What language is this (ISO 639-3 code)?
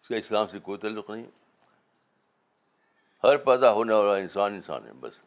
urd